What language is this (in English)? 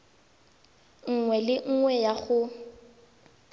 Tswana